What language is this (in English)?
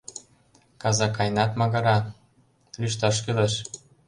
Mari